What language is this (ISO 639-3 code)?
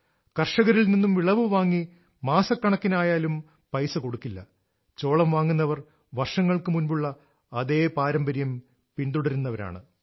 mal